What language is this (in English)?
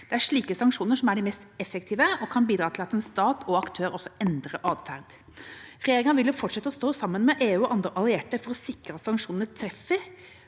Norwegian